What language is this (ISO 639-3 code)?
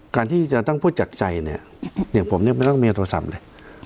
tha